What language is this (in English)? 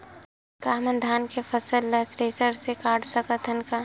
Chhattisgarhi